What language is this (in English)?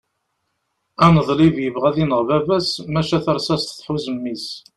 Kabyle